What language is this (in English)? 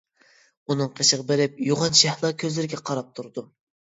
Uyghur